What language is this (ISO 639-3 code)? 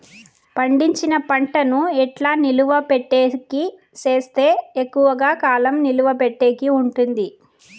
tel